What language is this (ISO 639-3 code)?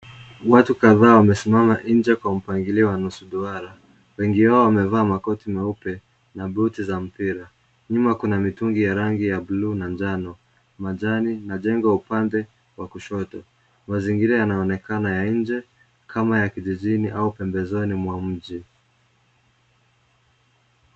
swa